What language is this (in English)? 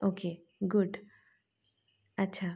Marathi